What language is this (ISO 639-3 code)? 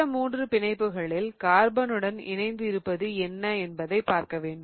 tam